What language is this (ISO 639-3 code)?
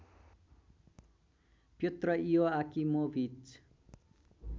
nep